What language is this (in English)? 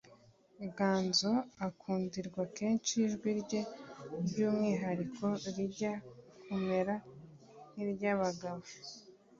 Kinyarwanda